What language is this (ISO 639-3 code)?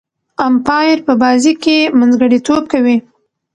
pus